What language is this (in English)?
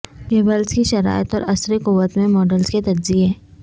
Urdu